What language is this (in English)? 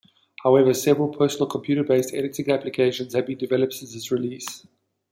English